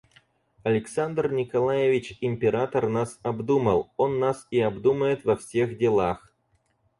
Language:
Russian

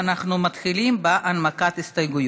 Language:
Hebrew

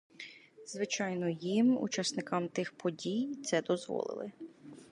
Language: Ukrainian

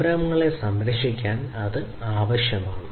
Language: Malayalam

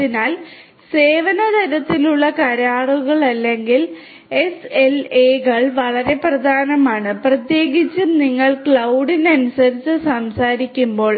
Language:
Malayalam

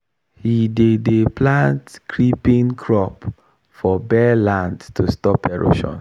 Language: Nigerian Pidgin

